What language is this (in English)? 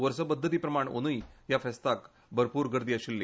Konkani